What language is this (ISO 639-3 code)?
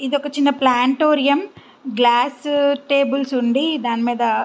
tel